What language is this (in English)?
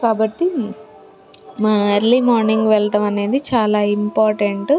Telugu